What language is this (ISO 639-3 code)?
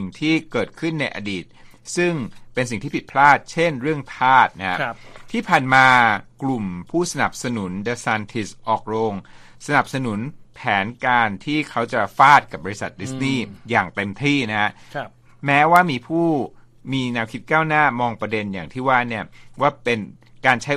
tha